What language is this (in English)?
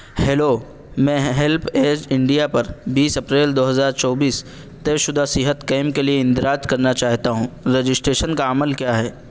Urdu